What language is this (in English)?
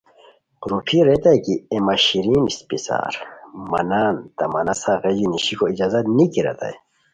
Khowar